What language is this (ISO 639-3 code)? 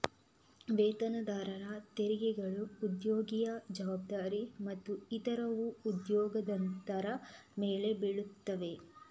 kan